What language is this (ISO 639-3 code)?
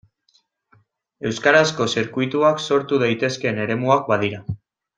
eus